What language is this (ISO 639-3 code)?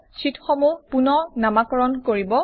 asm